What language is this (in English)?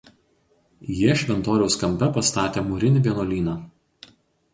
Lithuanian